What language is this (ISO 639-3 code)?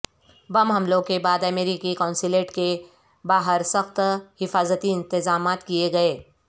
urd